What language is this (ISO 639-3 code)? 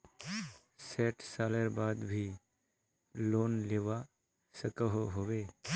mag